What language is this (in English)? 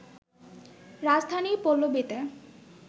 Bangla